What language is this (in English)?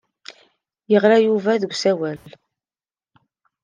Kabyle